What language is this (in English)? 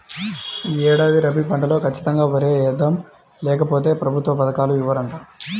Telugu